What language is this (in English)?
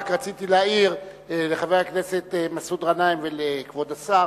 Hebrew